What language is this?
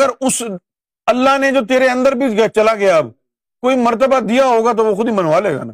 Urdu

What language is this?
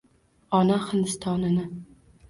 Uzbek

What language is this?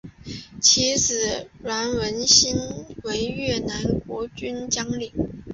Chinese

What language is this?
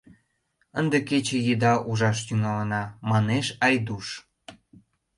Mari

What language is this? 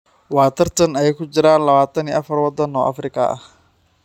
Somali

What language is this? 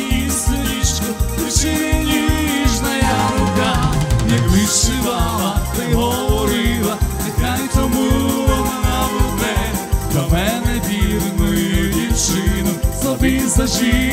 Dutch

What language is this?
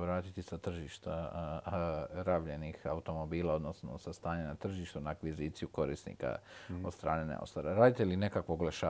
Croatian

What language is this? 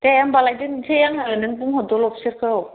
Bodo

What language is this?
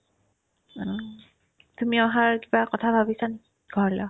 Assamese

